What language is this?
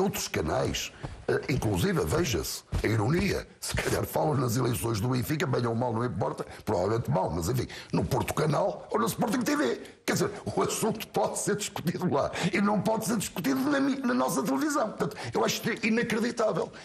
Portuguese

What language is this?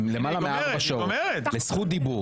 Hebrew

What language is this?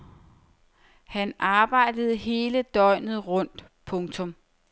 Danish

